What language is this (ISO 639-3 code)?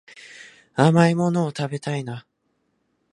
jpn